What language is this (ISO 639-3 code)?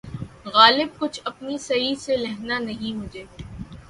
urd